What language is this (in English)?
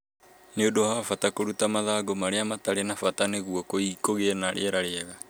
Kikuyu